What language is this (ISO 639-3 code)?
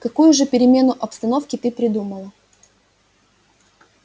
rus